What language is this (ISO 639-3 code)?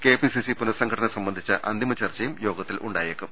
mal